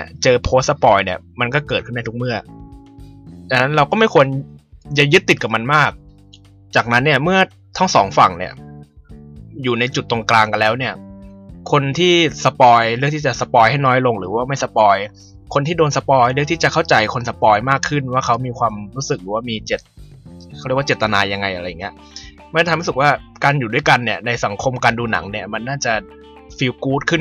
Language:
Thai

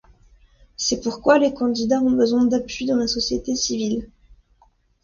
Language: French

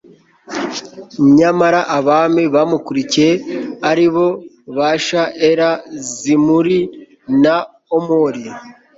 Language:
Kinyarwanda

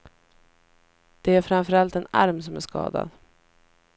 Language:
Swedish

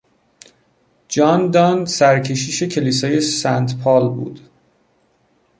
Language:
Persian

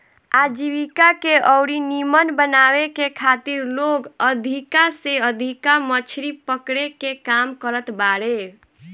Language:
Bhojpuri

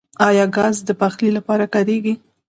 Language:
Pashto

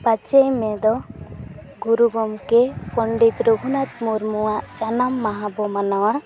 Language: Santali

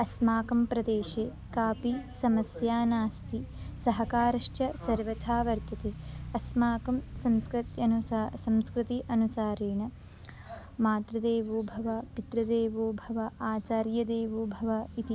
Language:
Sanskrit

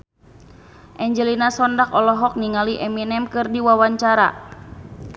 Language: Sundanese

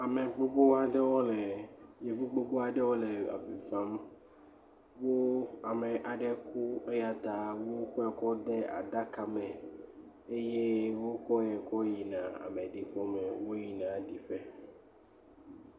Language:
Ewe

